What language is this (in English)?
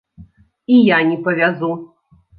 Belarusian